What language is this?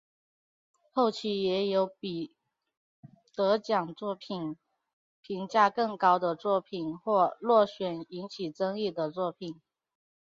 Chinese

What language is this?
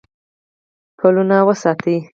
Pashto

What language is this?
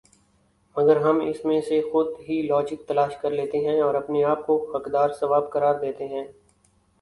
Urdu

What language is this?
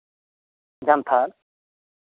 Santali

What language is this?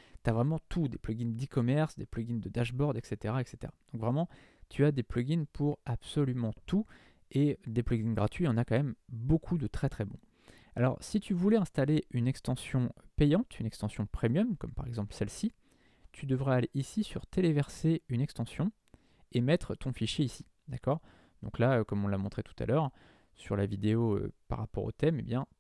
French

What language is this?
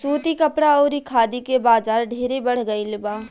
Bhojpuri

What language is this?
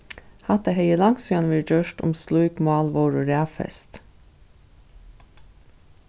Faroese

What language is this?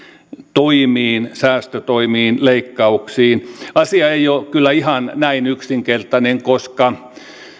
Finnish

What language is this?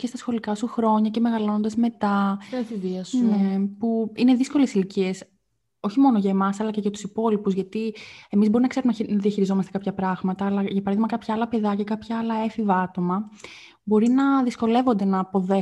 Greek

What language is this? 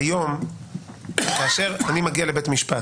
Hebrew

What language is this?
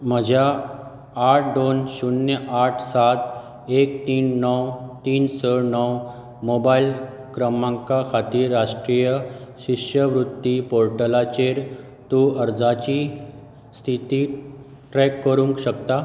Konkani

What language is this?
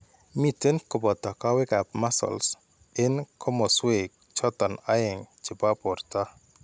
Kalenjin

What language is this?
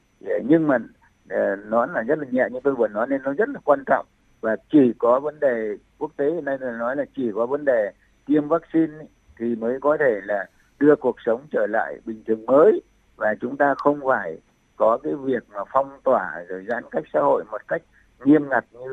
Vietnamese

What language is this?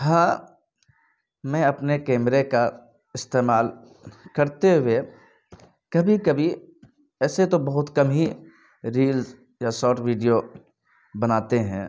Urdu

